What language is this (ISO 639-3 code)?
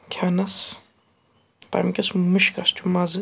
kas